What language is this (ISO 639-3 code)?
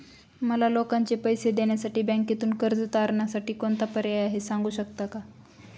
mar